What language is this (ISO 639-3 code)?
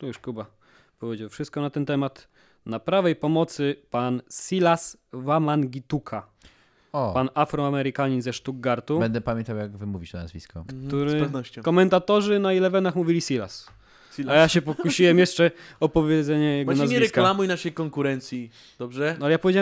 pol